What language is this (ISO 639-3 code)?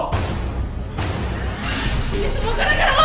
ind